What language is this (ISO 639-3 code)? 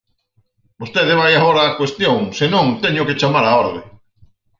glg